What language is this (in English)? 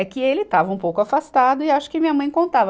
Portuguese